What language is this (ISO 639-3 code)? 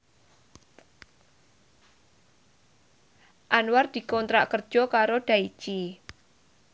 jav